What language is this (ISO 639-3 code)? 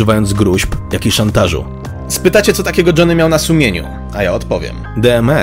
pol